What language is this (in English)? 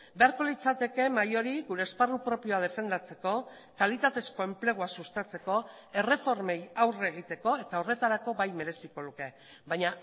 Basque